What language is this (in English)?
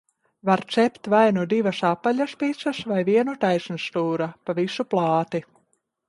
Latvian